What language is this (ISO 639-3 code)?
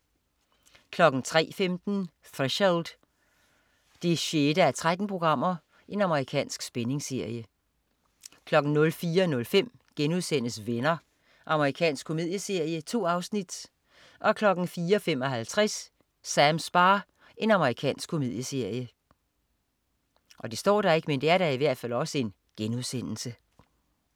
dan